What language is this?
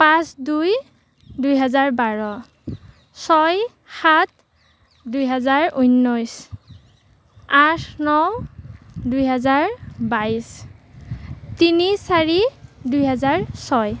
Assamese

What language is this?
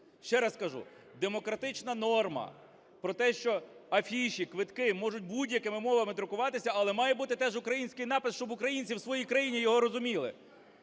Ukrainian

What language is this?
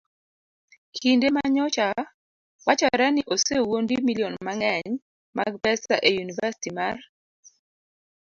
Luo (Kenya and Tanzania)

